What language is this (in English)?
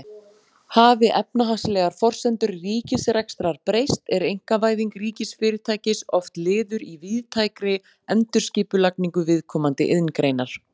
Icelandic